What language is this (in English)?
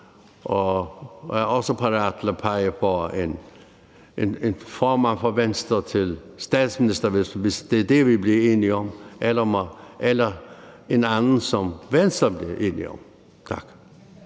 Danish